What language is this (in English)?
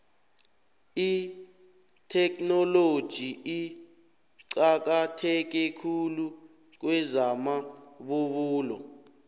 South Ndebele